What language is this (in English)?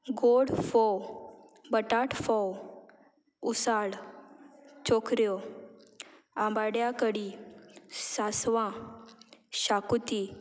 Konkani